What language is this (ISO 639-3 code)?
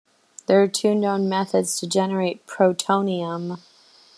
eng